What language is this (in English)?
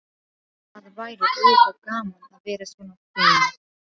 Icelandic